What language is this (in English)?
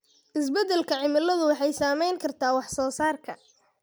Somali